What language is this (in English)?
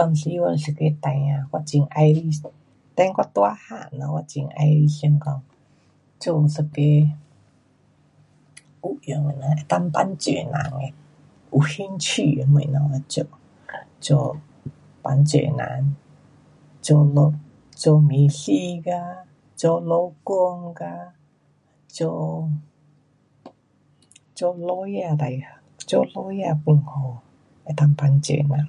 Pu-Xian Chinese